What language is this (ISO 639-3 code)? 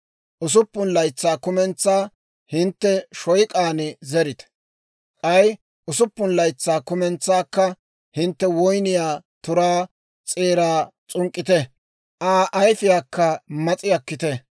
dwr